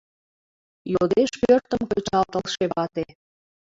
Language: Mari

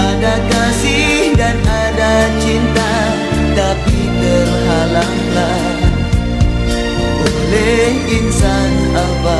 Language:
Indonesian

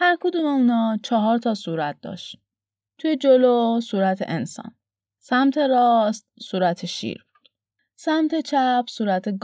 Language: Persian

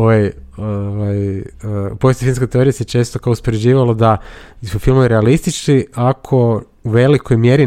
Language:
Croatian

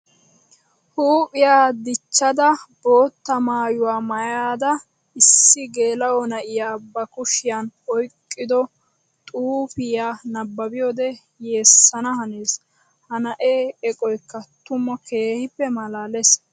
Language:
Wolaytta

